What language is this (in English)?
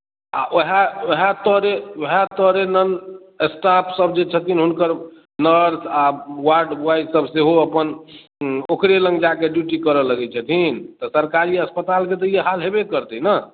Maithili